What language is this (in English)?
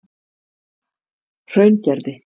Icelandic